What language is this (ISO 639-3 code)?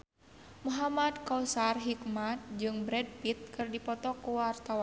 sun